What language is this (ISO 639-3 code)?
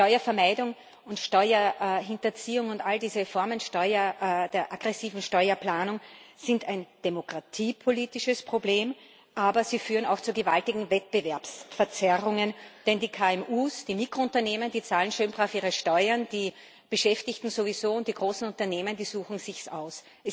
deu